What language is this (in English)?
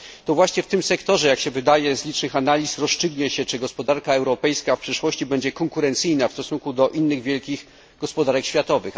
Polish